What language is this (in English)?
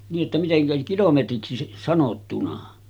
Finnish